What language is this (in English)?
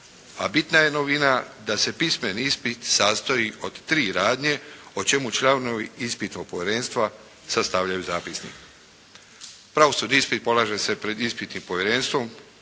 Croatian